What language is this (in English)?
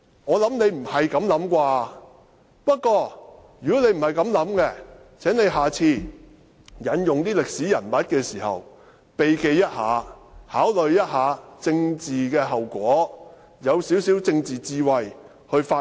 Cantonese